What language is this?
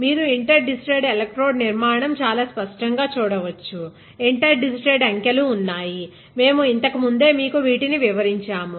Telugu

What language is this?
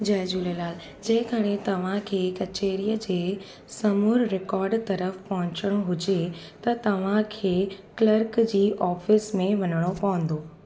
Sindhi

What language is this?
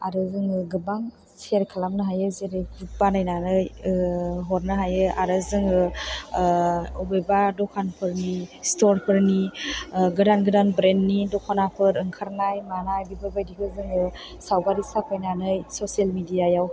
Bodo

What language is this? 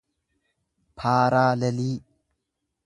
Oromo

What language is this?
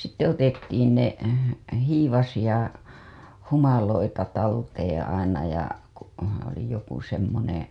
Finnish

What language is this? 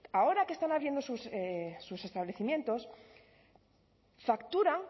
Spanish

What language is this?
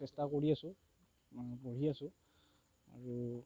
Assamese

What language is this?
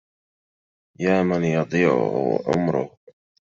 Arabic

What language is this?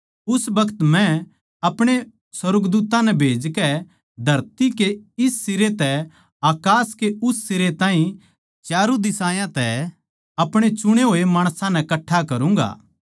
Haryanvi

